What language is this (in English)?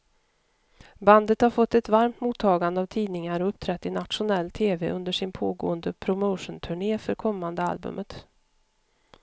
Swedish